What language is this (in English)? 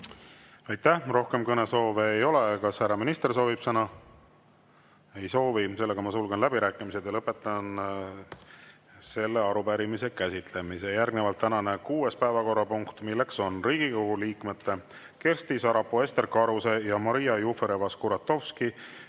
Estonian